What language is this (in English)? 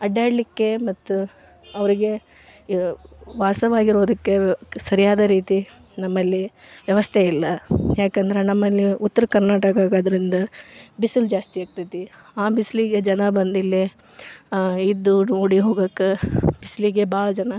Kannada